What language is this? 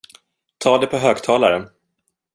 Swedish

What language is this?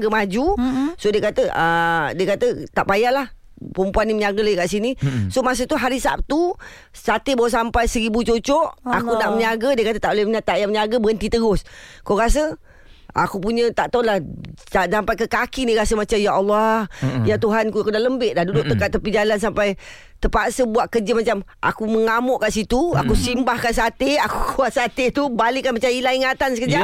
Malay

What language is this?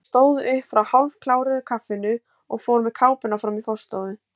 Icelandic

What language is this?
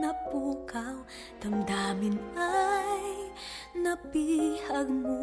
Filipino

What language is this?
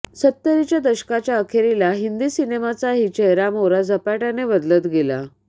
Marathi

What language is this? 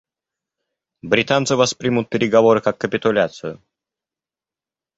Russian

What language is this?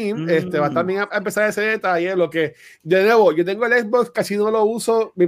Spanish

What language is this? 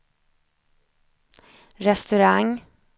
Swedish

